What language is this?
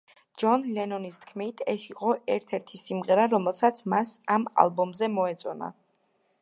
Georgian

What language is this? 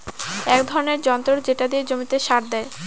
Bangla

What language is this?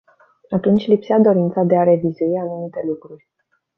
Romanian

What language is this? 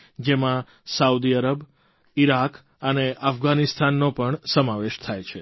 Gujarati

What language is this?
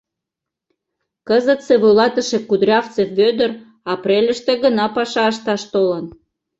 Mari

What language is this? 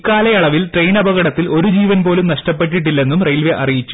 Malayalam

